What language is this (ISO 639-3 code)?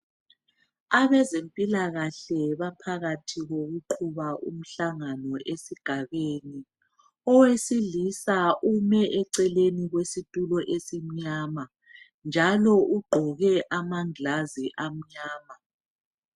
nde